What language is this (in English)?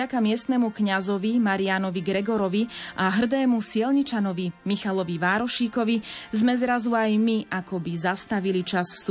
Slovak